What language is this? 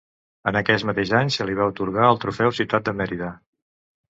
Catalan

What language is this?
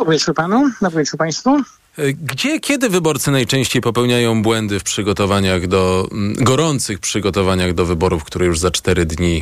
Polish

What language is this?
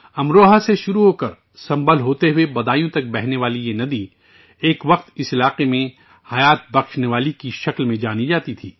Urdu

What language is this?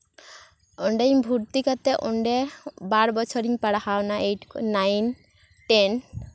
Santali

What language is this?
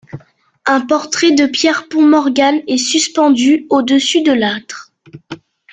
French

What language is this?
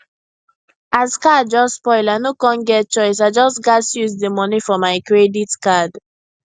Nigerian Pidgin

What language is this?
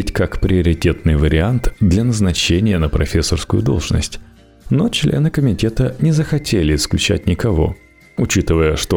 Russian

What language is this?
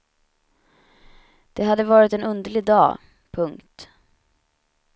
Swedish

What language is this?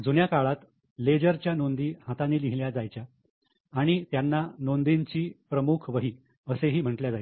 Marathi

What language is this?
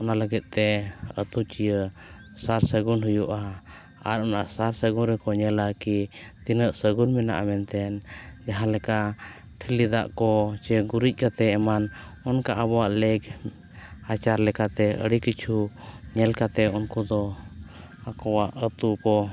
Santali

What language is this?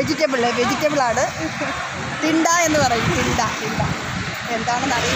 Thai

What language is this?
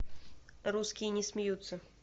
Russian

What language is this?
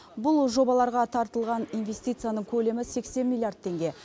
Kazakh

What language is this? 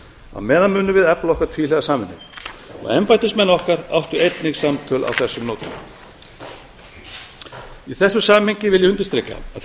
Icelandic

